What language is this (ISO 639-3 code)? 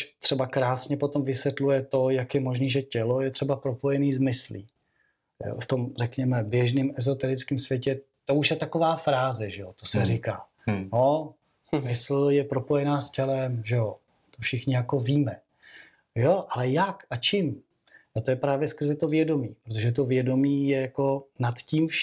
ces